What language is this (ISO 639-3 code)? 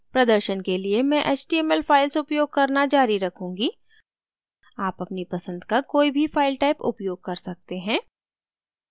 hin